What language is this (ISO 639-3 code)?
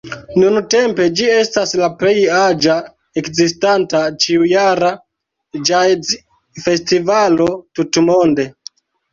epo